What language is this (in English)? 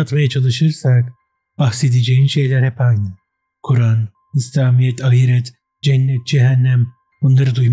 Turkish